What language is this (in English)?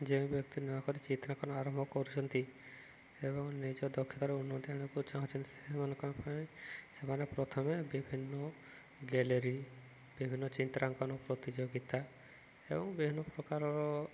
Odia